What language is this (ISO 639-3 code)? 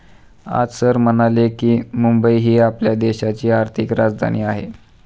mar